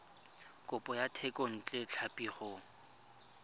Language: Tswana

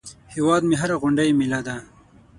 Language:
Pashto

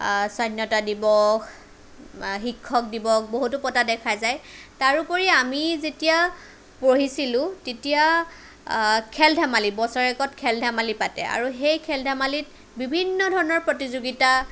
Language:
Assamese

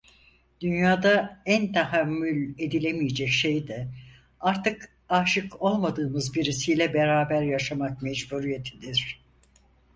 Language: Turkish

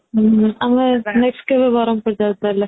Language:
Odia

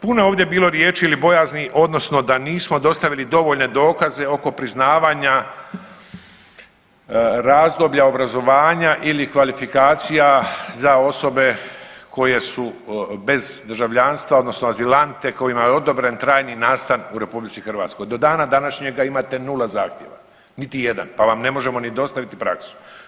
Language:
Croatian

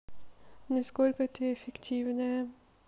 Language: Russian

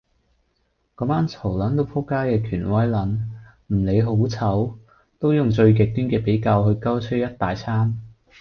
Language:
Cantonese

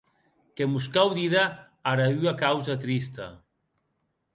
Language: Occitan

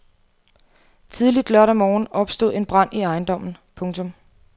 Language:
Danish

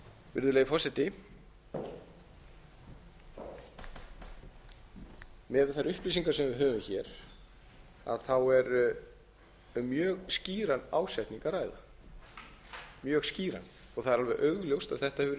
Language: Icelandic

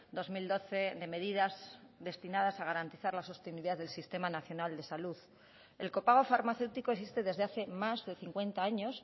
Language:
Spanish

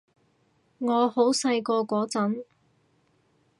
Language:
Cantonese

